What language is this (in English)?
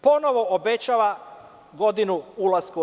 Serbian